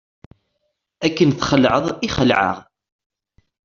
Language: Kabyle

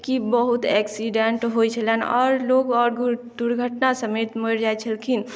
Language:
Maithili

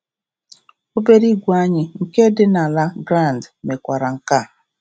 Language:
Igbo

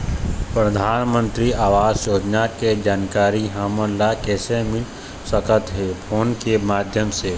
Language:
Chhattisgarhi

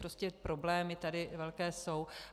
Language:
Czech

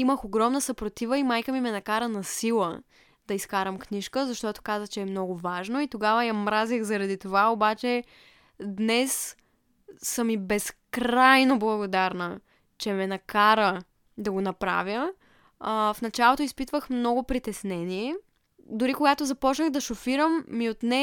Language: Bulgarian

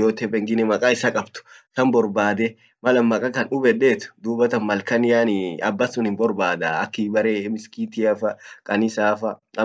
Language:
Orma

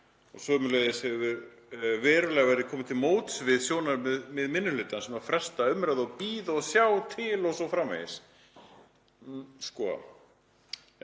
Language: Icelandic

